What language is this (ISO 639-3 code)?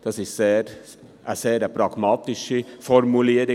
gsw